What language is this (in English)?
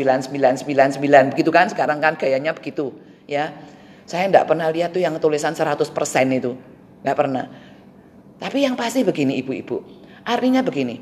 Indonesian